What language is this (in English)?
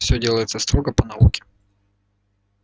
Russian